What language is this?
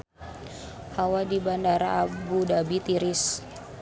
Sundanese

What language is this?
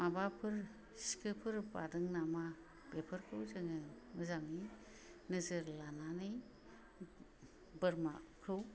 Bodo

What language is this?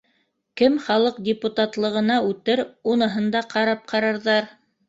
Bashkir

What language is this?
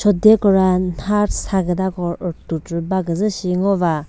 Chokri Naga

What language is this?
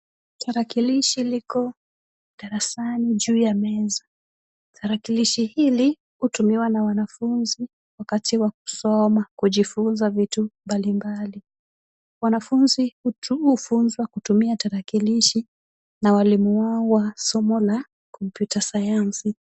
Swahili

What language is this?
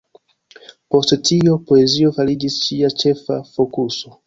Esperanto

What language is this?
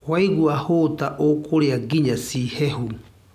Kikuyu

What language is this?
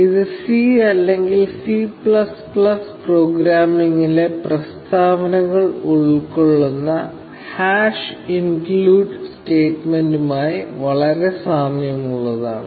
Malayalam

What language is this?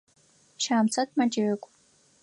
Adyghe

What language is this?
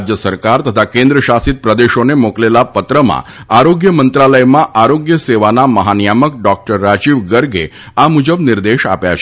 Gujarati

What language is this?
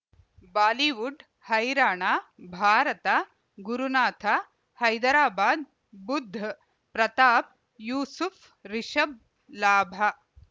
Kannada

